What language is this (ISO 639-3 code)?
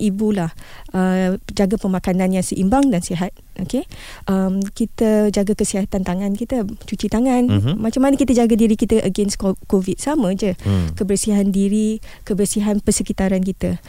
msa